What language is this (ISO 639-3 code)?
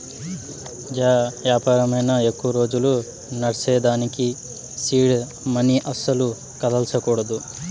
tel